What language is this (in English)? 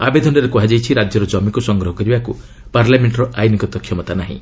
Odia